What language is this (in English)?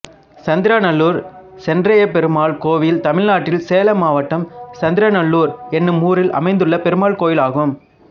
Tamil